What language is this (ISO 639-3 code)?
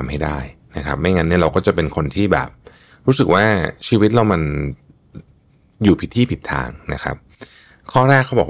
tha